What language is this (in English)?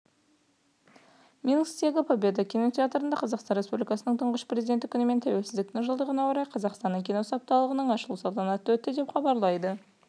Kazakh